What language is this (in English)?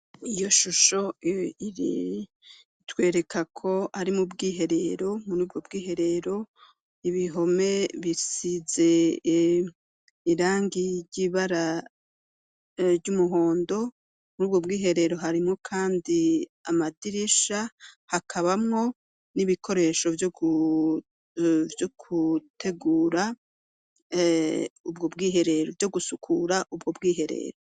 Rundi